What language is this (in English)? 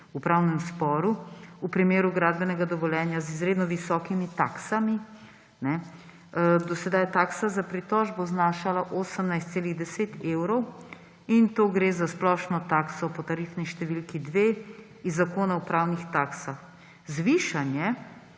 Slovenian